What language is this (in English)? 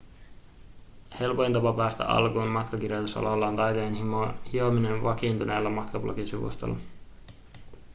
Finnish